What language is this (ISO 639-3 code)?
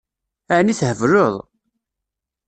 kab